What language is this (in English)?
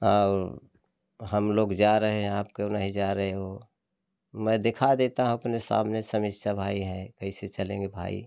Hindi